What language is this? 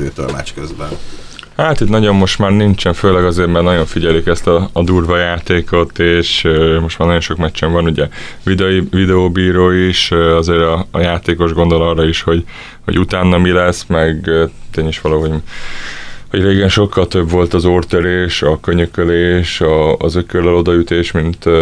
Hungarian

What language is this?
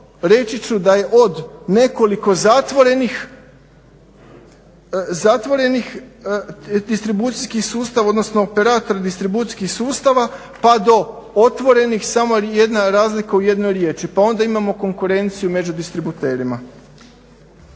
Croatian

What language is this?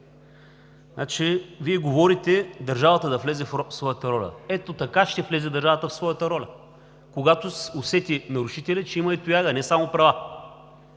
Bulgarian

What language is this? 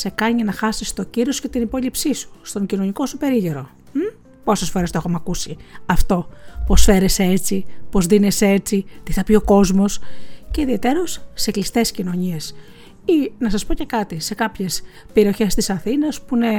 Greek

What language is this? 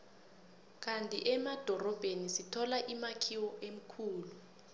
South Ndebele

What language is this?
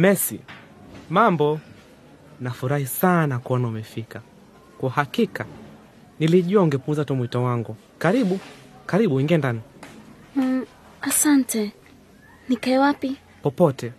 Swahili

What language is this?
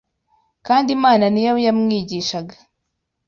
Kinyarwanda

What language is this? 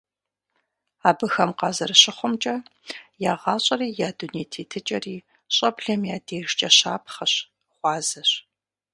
Kabardian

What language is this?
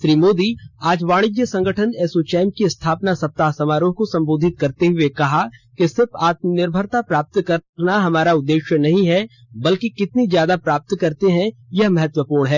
Hindi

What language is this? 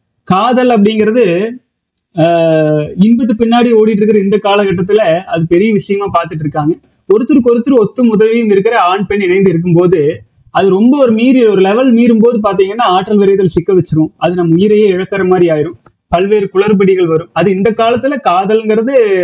Tamil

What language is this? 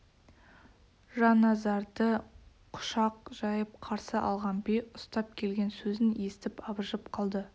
Kazakh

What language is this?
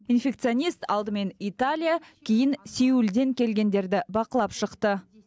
Kazakh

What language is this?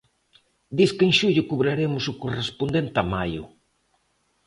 Galician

